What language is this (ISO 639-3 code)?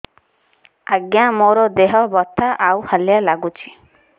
ori